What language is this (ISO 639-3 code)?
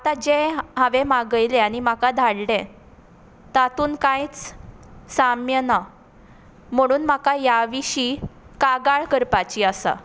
kok